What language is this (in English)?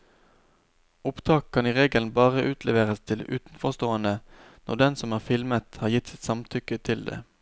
Norwegian